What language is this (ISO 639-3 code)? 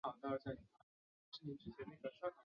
zho